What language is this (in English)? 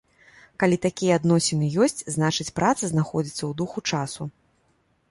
Belarusian